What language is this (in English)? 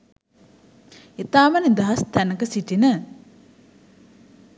Sinhala